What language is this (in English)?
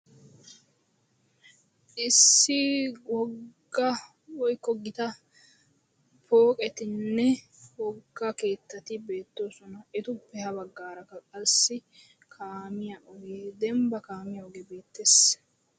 Wolaytta